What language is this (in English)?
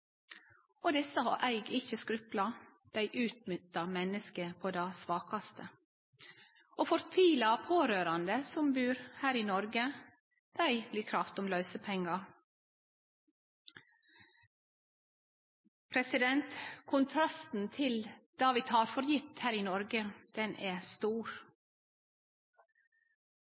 Norwegian Nynorsk